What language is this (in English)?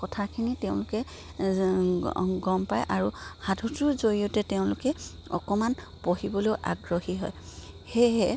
Assamese